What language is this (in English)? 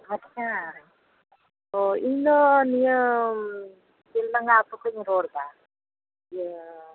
Santali